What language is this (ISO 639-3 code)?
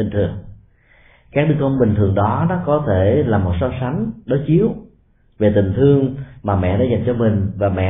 vie